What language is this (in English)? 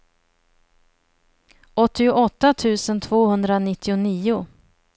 Swedish